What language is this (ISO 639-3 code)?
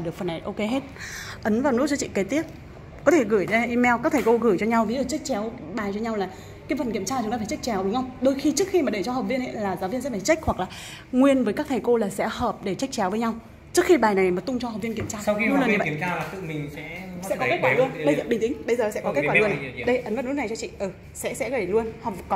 vie